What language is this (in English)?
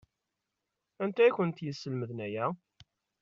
Kabyle